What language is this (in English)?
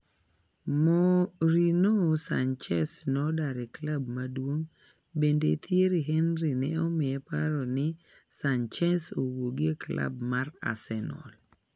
Luo (Kenya and Tanzania)